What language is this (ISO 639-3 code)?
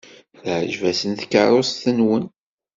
kab